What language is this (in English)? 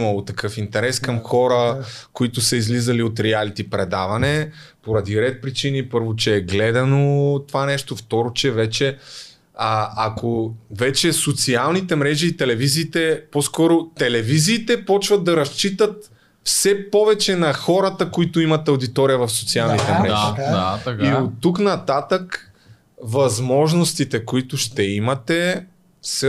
Bulgarian